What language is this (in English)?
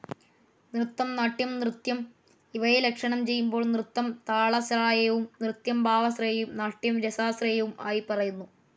Malayalam